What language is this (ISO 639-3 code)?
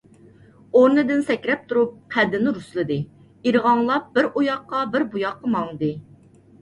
uig